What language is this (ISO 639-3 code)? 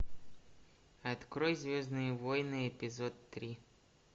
rus